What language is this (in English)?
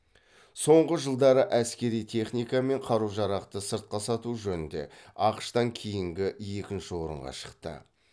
Kazakh